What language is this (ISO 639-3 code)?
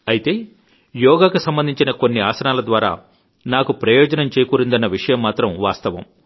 tel